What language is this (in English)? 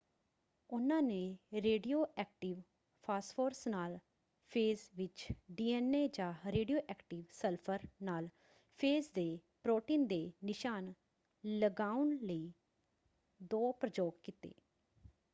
Punjabi